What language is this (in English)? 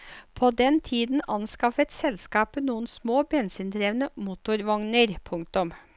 Norwegian